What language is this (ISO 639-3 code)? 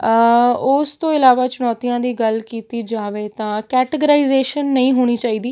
pan